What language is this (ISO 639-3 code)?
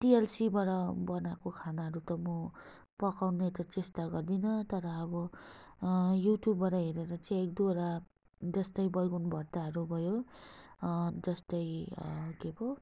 nep